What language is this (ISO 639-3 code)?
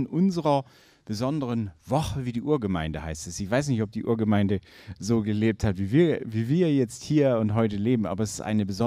deu